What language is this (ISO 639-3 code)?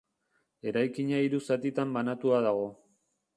eus